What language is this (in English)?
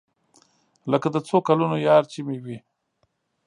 Pashto